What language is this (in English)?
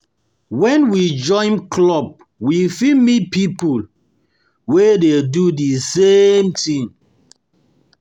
Nigerian Pidgin